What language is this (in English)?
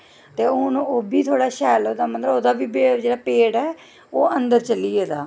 Dogri